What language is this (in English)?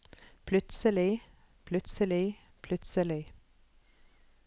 Norwegian